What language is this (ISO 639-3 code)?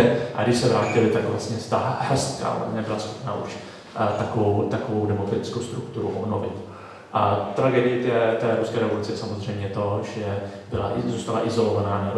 ces